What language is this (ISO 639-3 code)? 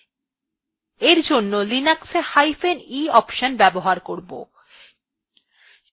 ben